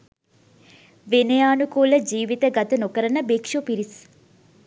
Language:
Sinhala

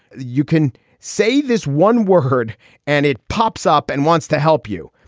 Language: English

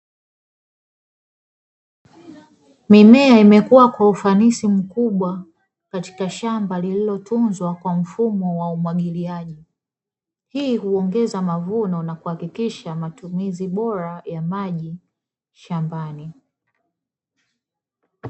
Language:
Swahili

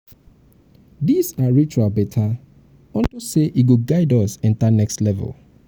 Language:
Nigerian Pidgin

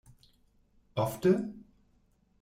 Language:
Esperanto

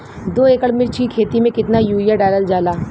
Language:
Bhojpuri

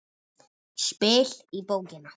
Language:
Icelandic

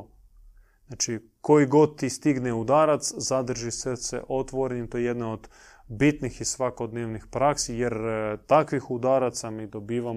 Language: Croatian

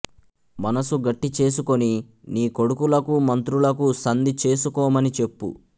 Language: Telugu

